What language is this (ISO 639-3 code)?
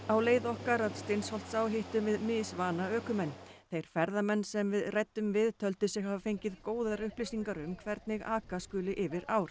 isl